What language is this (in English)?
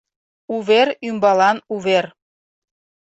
Mari